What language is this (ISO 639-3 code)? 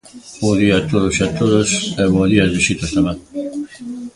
glg